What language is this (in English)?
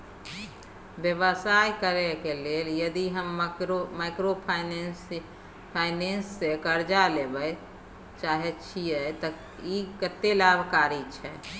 Maithili